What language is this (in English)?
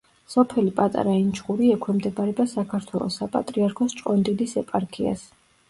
Georgian